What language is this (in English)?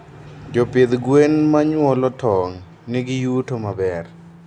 Luo (Kenya and Tanzania)